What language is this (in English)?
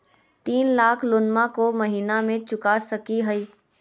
Magahi